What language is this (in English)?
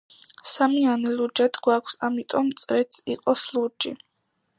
Georgian